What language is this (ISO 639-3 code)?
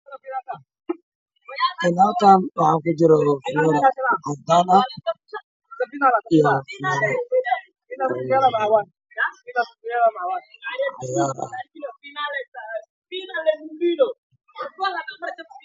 som